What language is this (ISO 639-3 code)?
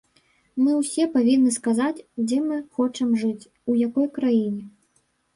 bel